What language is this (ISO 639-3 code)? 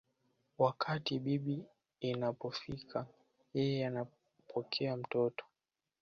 swa